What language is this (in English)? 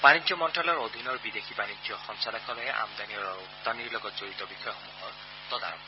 Assamese